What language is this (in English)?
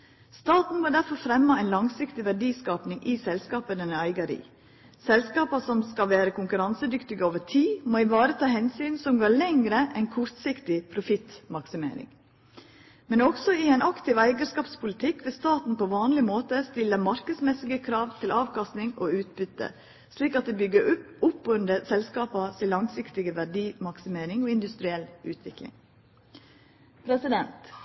Norwegian Nynorsk